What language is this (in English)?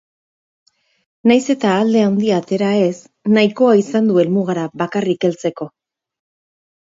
Basque